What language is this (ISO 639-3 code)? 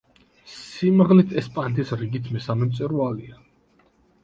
kat